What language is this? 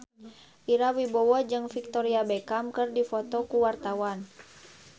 Sundanese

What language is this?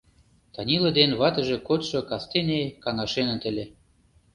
Mari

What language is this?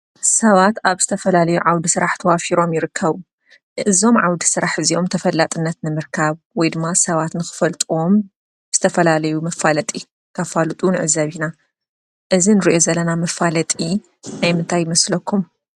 Tigrinya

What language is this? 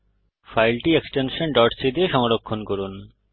Bangla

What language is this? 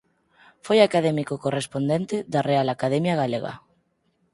Galician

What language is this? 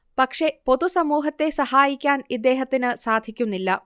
Malayalam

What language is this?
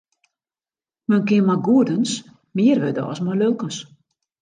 Western Frisian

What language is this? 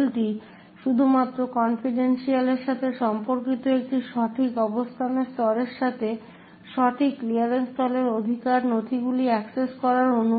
Bangla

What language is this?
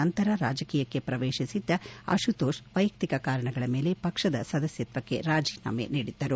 Kannada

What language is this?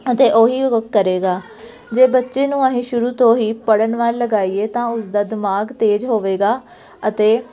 Punjabi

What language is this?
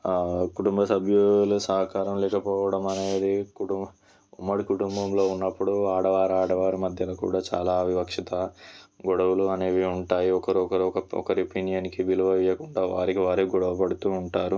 Telugu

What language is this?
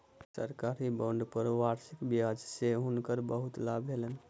Maithili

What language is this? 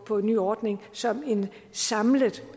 Danish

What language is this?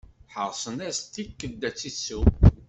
Kabyle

